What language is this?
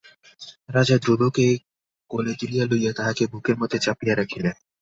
Bangla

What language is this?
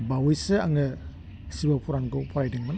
Bodo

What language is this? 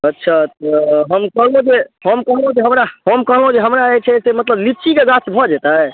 Maithili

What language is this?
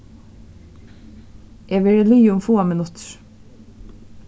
Faroese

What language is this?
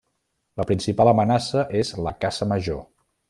Catalan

